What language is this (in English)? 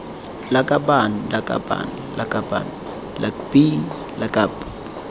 Tswana